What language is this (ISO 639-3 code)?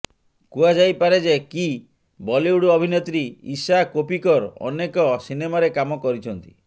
ori